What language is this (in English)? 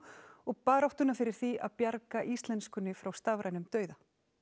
Icelandic